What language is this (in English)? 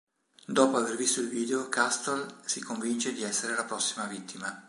Italian